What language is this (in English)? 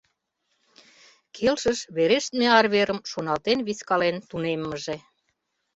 Mari